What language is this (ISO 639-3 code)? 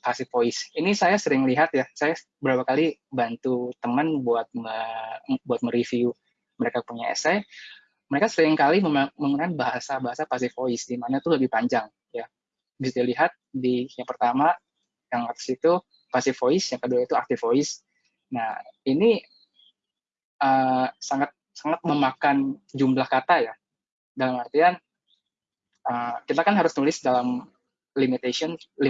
ind